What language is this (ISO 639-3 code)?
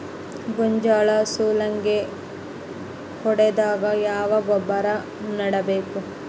kan